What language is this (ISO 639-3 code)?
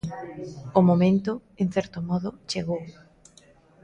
glg